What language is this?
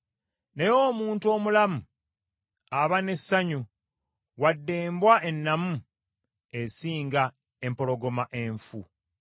Ganda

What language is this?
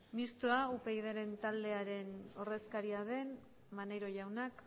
Basque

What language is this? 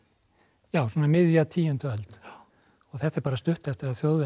Icelandic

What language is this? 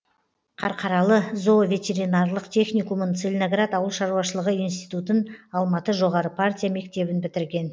Kazakh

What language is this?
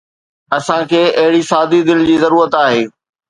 Sindhi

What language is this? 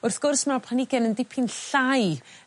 Welsh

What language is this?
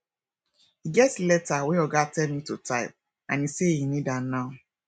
Nigerian Pidgin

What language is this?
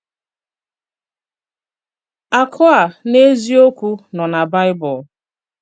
Igbo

